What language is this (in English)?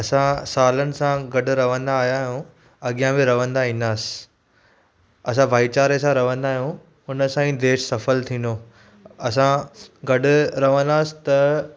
Sindhi